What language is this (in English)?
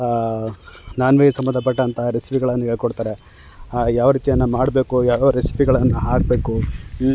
Kannada